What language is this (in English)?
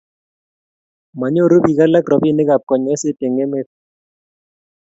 Kalenjin